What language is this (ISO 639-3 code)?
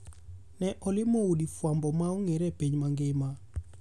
luo